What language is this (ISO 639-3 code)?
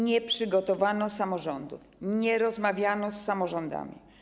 pol